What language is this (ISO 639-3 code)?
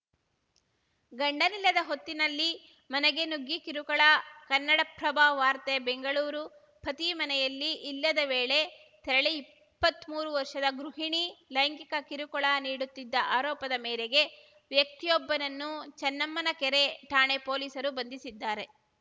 kan